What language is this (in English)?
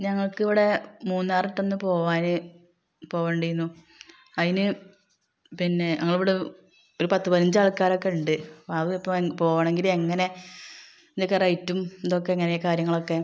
Malayalam